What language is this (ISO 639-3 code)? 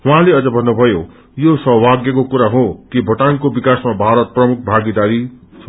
nep